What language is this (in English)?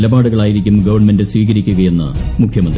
Malayalam